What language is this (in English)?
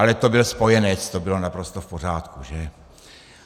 Czech